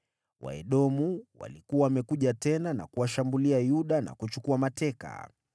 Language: Swahili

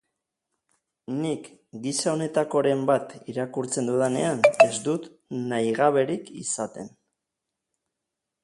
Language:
Basque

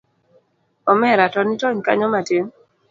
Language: Luo (Kenya and Tanzania)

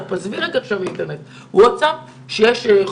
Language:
Hebrew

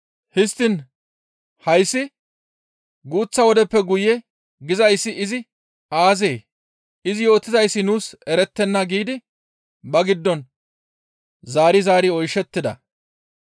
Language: Gamo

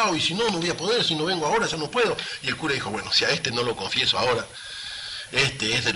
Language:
Spanish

